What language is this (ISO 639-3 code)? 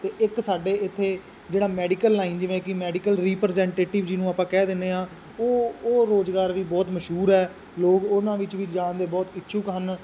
pan